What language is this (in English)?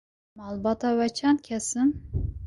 Kurdish